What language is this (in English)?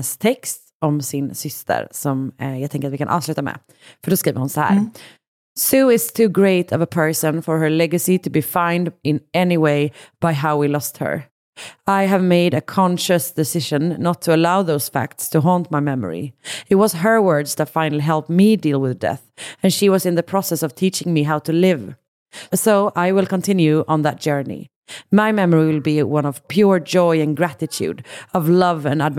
Swedish